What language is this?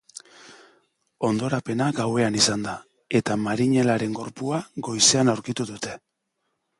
Basque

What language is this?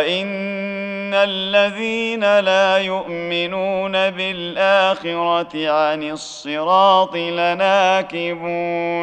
Arabic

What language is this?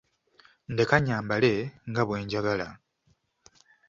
Ganda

